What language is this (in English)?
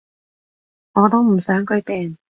Cantonese